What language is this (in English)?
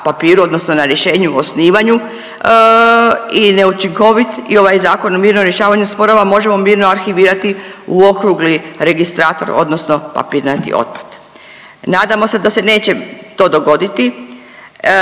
Croatian